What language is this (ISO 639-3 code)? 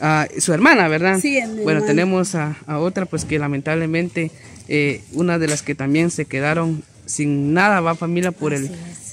spa